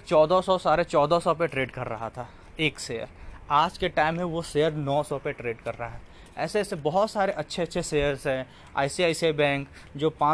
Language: Hindi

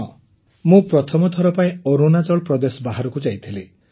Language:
Odia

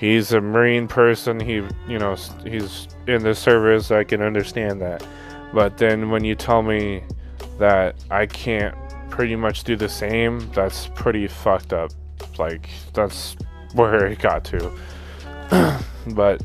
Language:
English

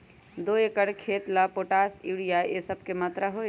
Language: Magahi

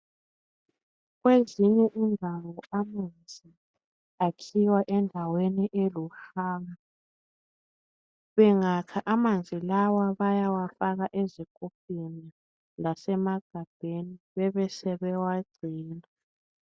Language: North Ndebele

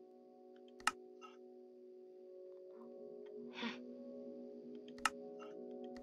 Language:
Dutch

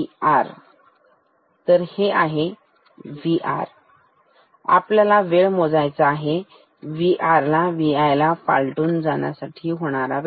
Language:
Marathi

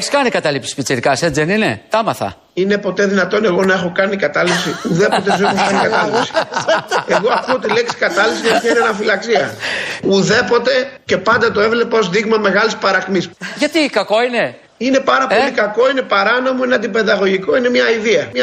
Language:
Greek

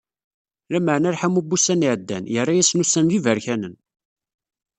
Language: Kabyle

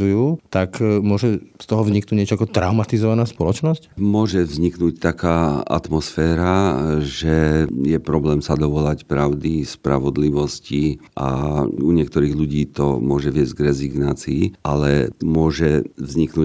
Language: Slovak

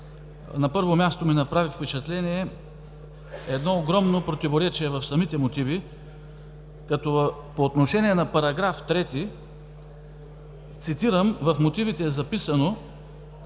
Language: Bulgarian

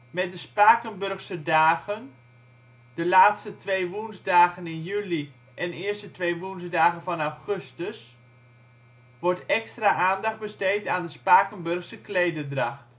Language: Dutch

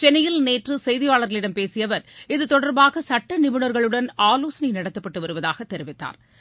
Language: Tamil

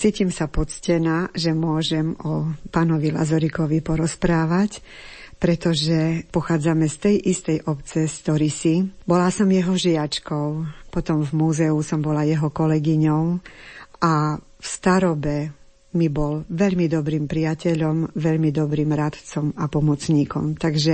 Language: Slovak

